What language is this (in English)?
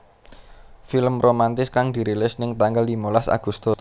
Javanese